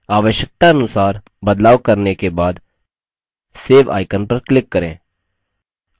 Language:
Hindi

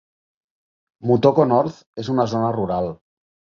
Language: Catalan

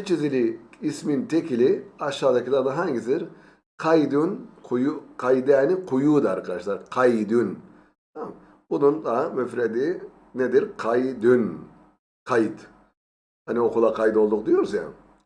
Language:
Turkish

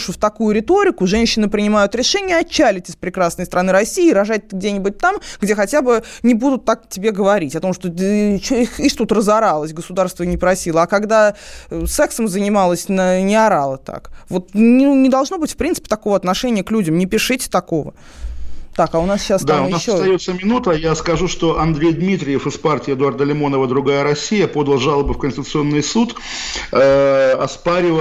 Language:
Russian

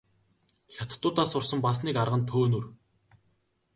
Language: Mongolian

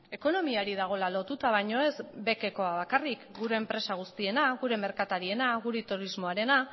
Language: Basque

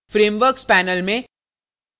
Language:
Hindi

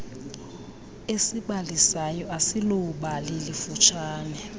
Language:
Xhosa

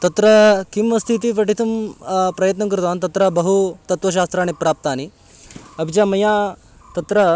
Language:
Sanskrit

